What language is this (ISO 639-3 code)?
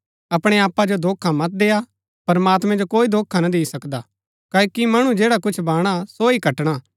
gbk